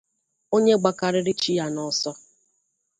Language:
Igbo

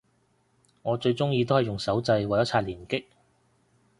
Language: Cantonese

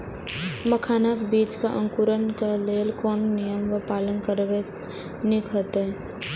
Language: Maithili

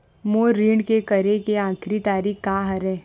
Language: Chhattisgarhi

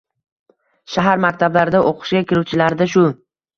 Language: Uzbek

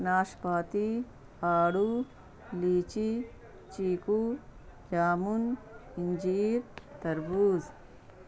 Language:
Urdu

